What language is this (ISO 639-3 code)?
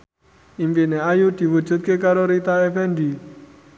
jav